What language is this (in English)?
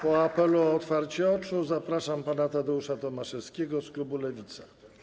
Polish